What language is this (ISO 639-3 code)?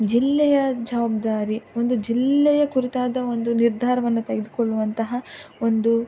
kan